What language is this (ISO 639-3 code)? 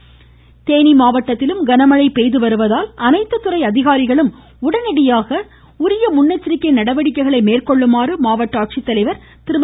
tam